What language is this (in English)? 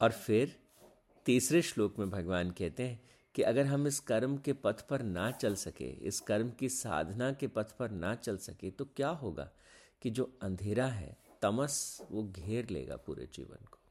Hindi